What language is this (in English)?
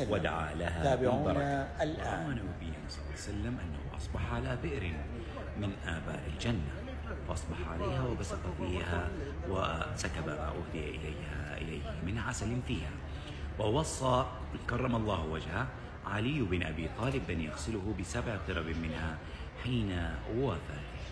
Arabic